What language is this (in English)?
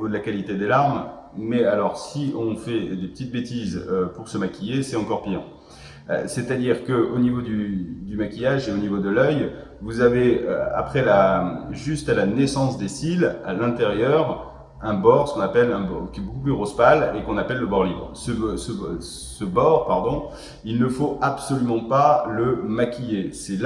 French